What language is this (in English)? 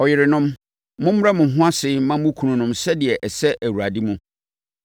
Akan